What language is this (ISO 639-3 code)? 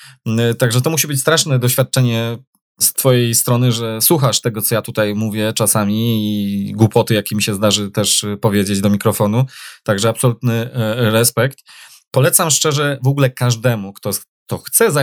pol